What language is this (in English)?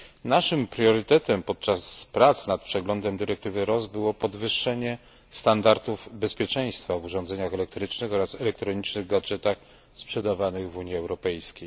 Polish